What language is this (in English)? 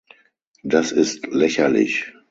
German